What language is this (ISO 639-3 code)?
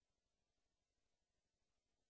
heb